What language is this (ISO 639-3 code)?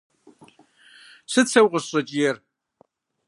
kbd